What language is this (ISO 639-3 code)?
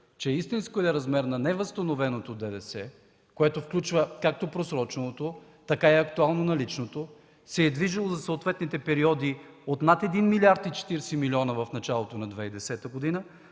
bul